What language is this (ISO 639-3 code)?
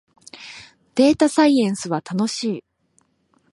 jpn